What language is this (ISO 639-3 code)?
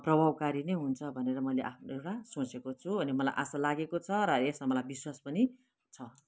nep